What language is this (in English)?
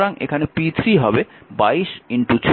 Bangla